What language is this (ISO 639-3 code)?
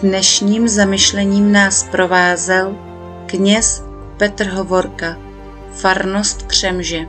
ces